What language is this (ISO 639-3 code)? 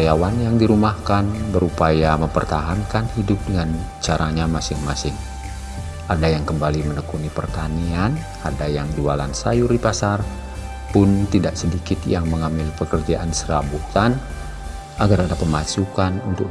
ind